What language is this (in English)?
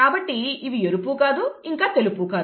Telugu